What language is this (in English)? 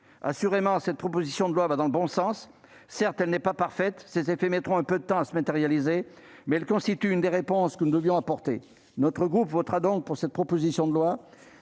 French